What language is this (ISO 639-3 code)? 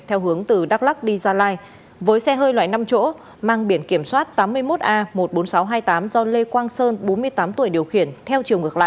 vie